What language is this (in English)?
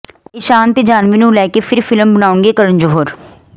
Punjabi